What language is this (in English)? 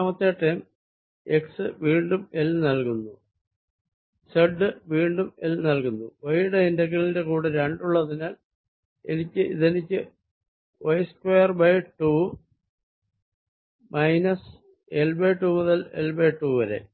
Malayalam